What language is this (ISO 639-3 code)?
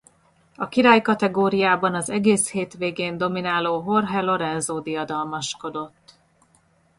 hun